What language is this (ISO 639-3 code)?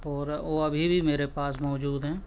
urd